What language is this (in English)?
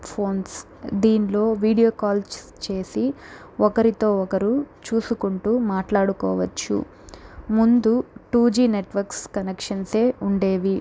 Telugu